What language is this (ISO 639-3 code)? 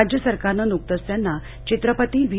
mar